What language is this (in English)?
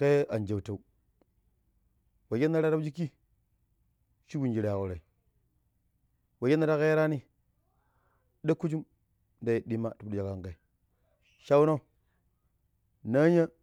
Pero